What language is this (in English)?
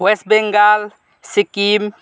Nepali